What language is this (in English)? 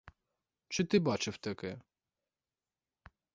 Ukrainian